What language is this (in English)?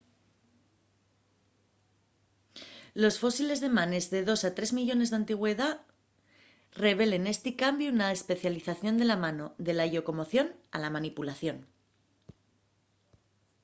Asturian